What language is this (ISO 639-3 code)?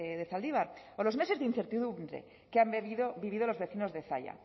spa